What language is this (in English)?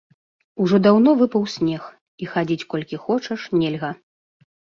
Belarusian